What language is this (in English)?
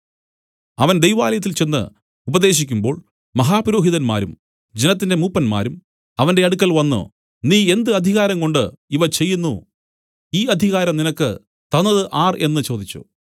Malayalam